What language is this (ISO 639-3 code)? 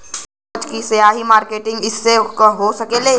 bho